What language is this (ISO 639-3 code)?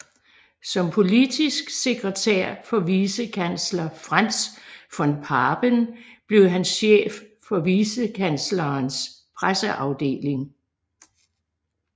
dan